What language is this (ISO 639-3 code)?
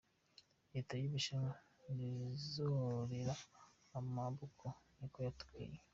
kin